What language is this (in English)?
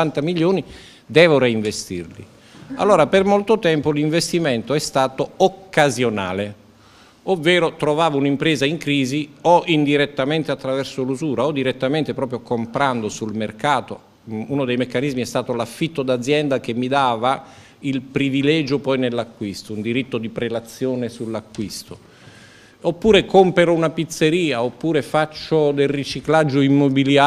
Italian